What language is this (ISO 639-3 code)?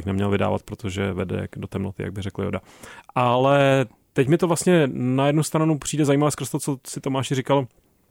ces